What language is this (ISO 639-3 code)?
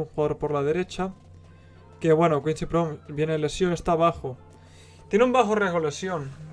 spa